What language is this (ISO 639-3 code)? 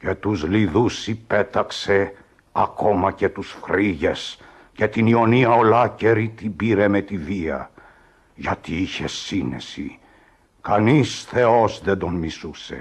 ell